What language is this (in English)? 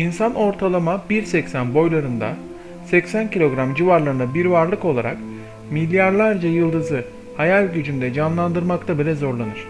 Turkish